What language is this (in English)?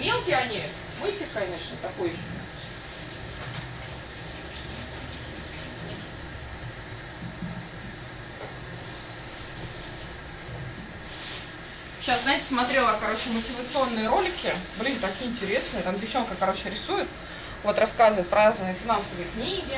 Russian